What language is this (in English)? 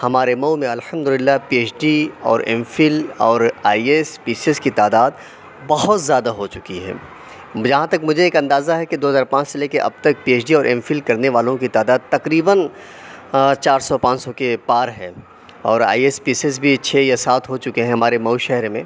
Urdu